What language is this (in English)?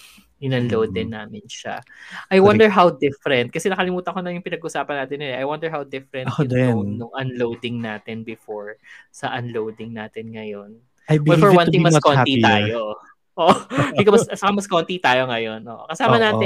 Filipino